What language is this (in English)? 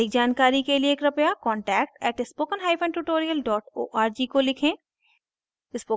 Hindi